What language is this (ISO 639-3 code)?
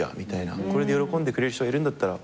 jpn